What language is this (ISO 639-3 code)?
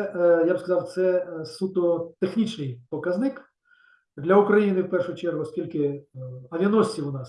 ukr